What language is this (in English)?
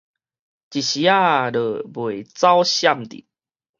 Min Nan Chinese